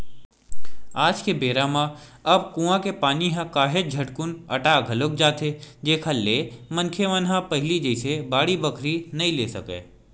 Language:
Chhattisgarhi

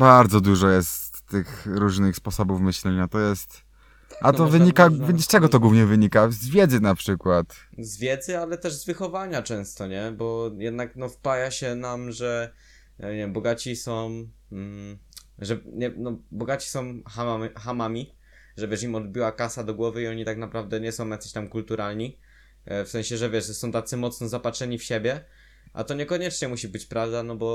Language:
Polish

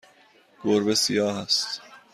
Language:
Persian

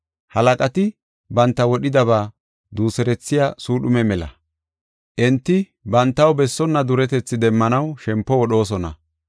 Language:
Gofa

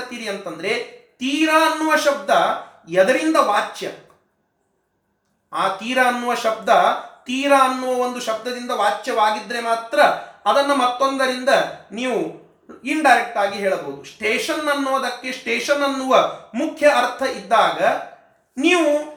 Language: Kannada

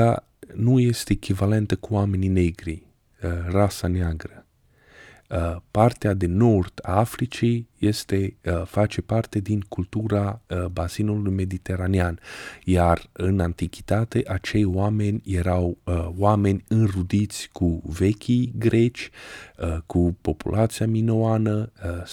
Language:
Romanian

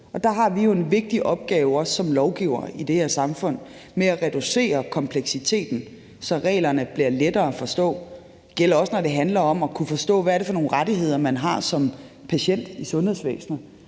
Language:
Danish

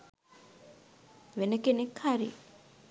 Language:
Sinhala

